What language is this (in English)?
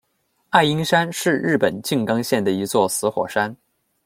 Chinese